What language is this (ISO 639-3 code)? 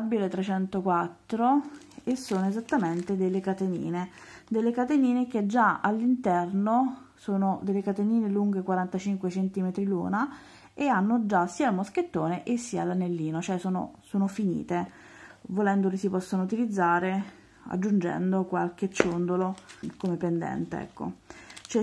ita